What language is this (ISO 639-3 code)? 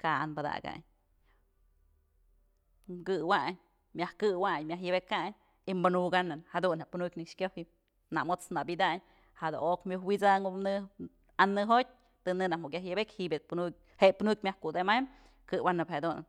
mzl